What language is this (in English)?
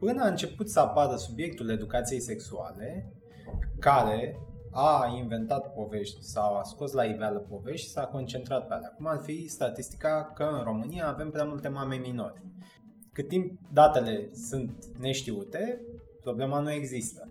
Romanian